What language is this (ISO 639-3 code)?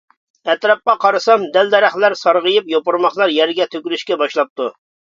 uig